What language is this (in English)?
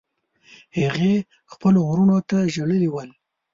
Pashto